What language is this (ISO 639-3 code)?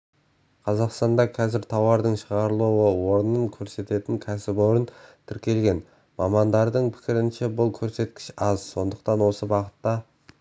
kaz